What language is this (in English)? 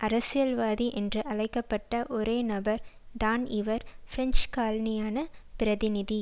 Tamil